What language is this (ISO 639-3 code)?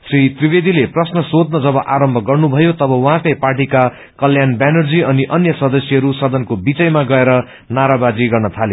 nep